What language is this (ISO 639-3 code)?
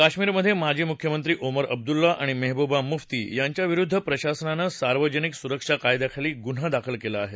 mar